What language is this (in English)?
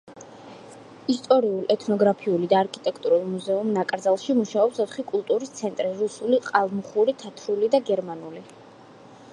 Georgian